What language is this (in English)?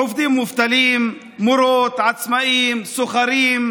Hebrew